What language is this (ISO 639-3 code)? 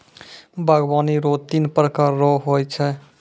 mai